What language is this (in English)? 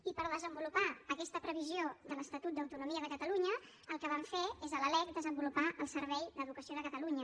Catalan